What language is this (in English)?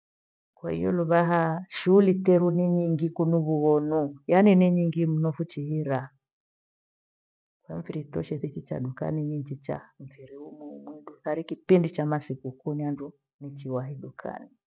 Gweno